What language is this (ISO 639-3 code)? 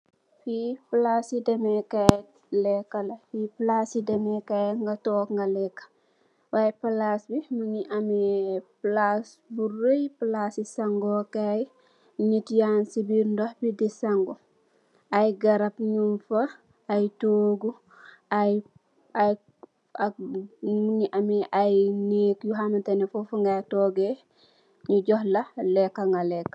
wol